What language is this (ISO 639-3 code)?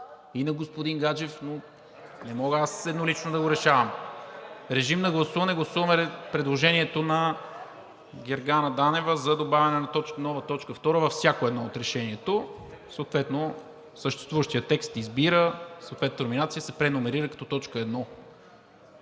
bul